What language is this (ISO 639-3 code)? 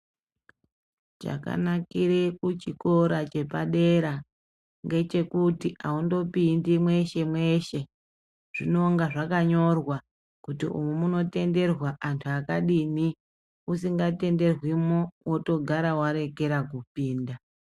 ndc